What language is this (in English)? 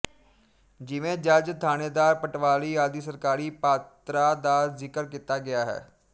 Punjabi